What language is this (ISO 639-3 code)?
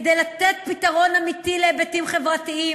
heb